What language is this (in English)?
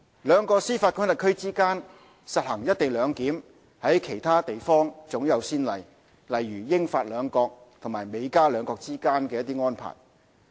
Cantonese